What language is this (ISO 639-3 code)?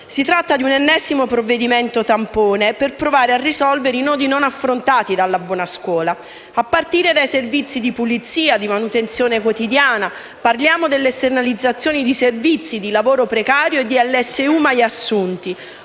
ita